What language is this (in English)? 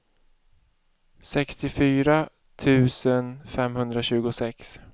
Swedish